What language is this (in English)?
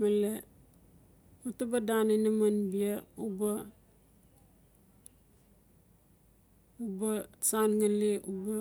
Notsi